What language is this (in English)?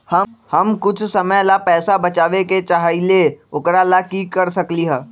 Magahi